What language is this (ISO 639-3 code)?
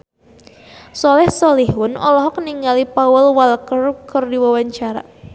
sun